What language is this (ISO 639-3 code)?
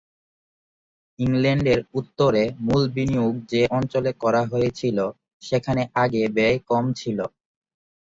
ben